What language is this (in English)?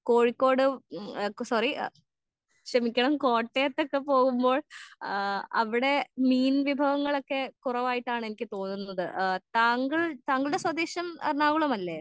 Malayalam